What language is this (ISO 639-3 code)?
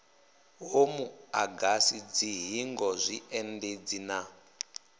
ven